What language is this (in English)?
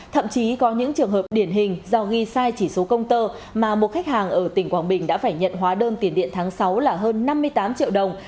Vietnamese